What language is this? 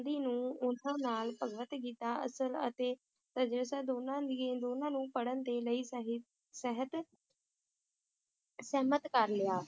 Punjabi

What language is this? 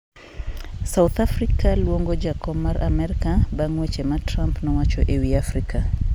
Luo (Kenya and Tanzania)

